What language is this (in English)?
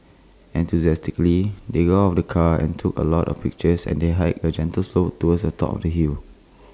English